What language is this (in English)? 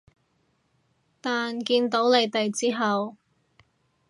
Cantonese